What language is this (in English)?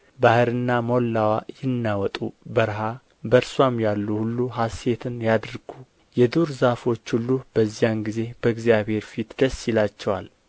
Amharic